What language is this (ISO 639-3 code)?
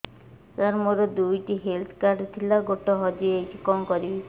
ori